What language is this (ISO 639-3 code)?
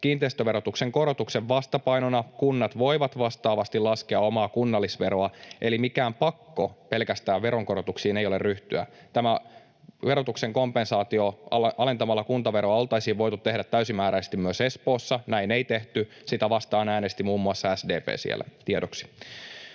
fin